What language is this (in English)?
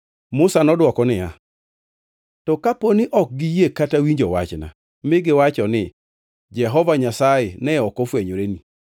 Luo (Kenya and Tanzania)